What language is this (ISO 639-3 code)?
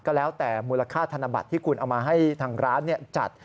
tha